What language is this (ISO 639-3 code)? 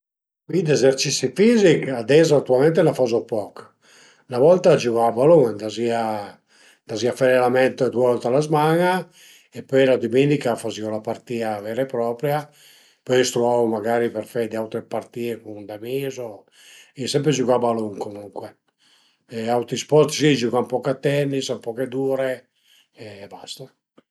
pms